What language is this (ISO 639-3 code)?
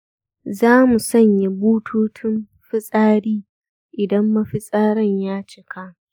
hau